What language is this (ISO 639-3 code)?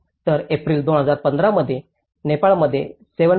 mar